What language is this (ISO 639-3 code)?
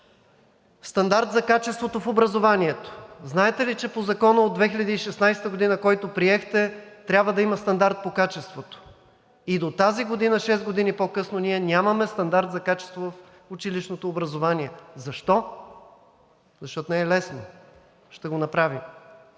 bul